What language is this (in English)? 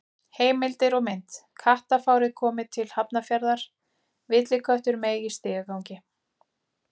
Icelandic